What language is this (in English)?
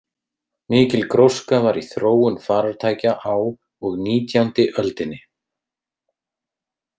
Icelandic